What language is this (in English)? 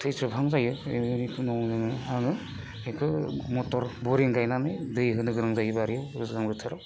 Bodo